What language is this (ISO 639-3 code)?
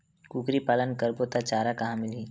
hne